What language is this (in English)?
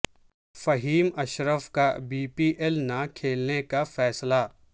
Urdu